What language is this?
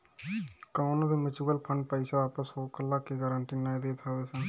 Bhojpuri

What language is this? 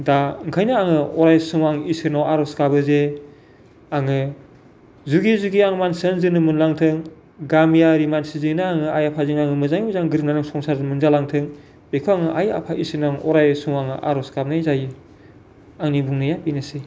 Bodo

